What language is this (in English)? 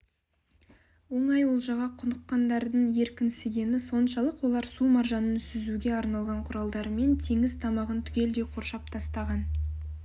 Kazakh